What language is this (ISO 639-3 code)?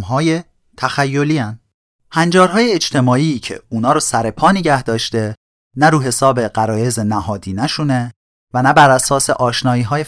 fas